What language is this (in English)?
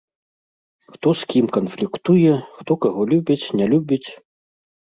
Belarusian